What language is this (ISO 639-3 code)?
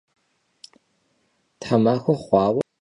kbd